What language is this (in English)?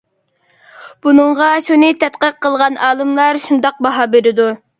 Uyghur